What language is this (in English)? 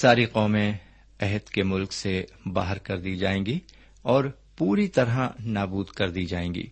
Urdu